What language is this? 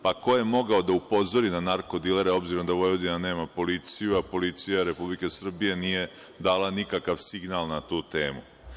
Serbian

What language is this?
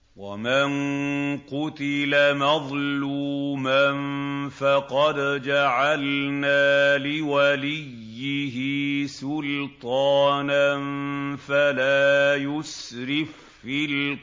Arabic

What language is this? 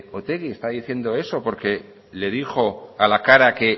Spanish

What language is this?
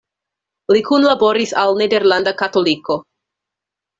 Esperanto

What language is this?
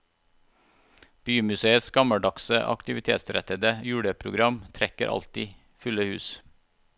Norwegian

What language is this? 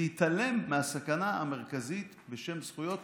Hebrew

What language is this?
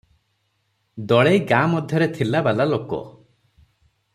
Odia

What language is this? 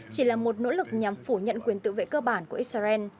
Vietnamese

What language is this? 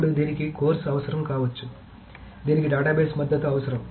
Telugu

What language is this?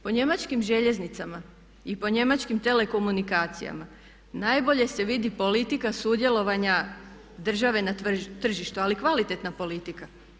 Croatian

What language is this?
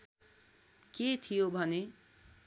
Nepali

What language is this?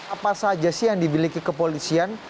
Indonesian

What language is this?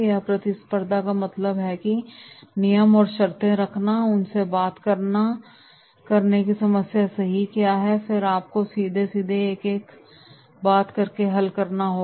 Hindi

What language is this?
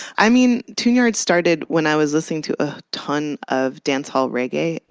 English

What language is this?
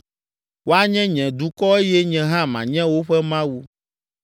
Ewe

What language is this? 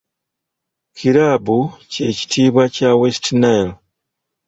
Ganda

